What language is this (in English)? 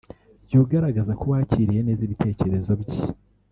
Kinyarwanda